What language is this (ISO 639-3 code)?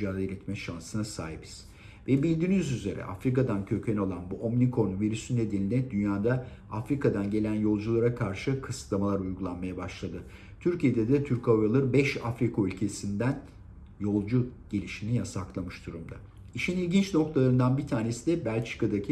tur